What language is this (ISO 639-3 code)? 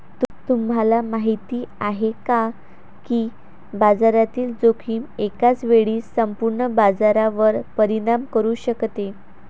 mar